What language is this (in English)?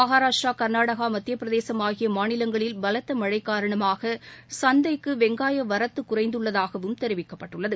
Tamil